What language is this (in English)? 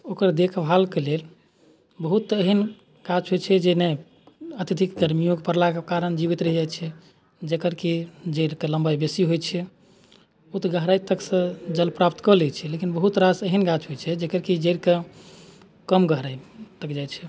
Maithili